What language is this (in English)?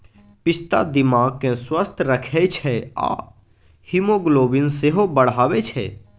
Maithili